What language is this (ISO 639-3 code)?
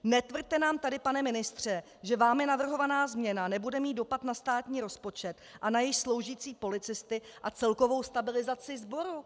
ces